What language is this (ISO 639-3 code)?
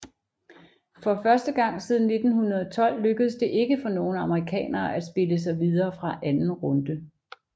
dan